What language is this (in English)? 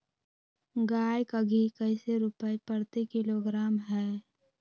Magahi